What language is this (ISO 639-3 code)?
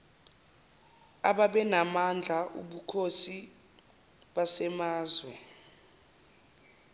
zul